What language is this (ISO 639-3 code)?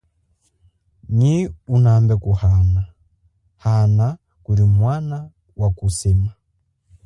cjk